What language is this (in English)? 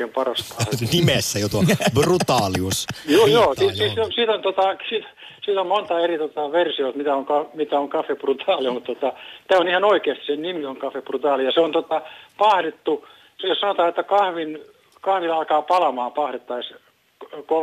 Finnish